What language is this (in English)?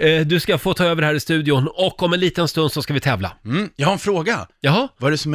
Swedish